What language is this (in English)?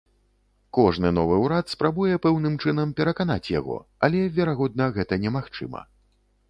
Belarusian